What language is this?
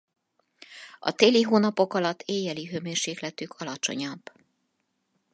Hungarian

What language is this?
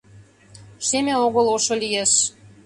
Mari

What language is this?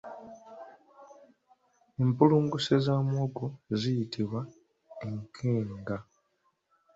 Ganda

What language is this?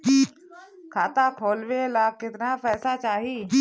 Bhojpuri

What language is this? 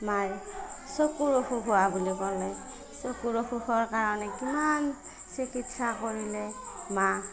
Assamese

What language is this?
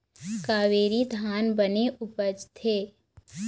Chhattisgarhi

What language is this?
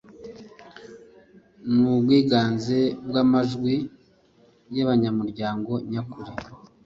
Kinyarwanda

